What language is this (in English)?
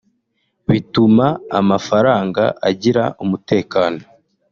Kinyarwanda